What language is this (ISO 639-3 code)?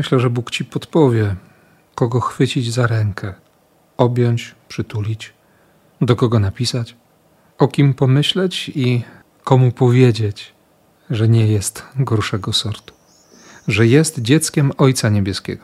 pol